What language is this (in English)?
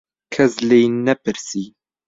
Central Kurdish